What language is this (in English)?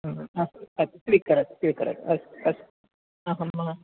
Sanskrit